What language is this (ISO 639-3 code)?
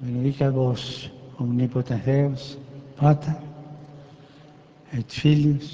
ces